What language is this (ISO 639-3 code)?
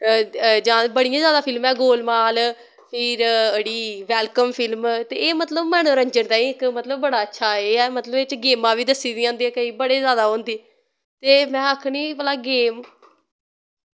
doi